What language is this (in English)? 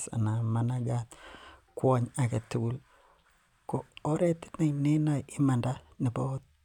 Kalenjin